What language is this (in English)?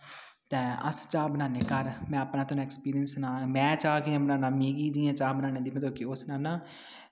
Dogri